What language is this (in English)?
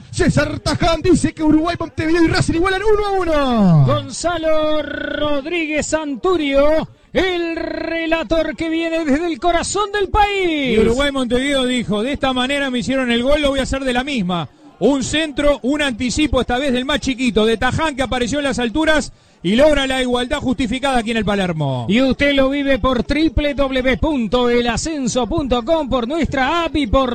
Spanish